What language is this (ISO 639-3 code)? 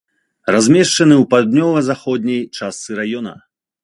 bel